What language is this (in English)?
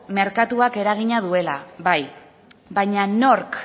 Basque